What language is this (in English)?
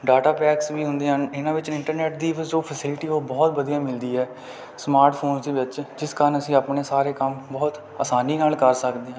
Punjabi